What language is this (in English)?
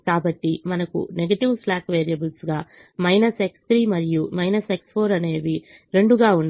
Telugu